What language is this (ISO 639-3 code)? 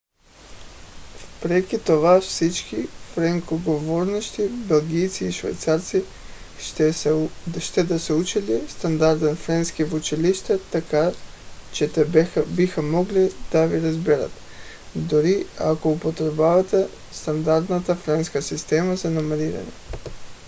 bul